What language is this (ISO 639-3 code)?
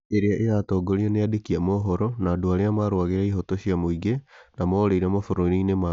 kik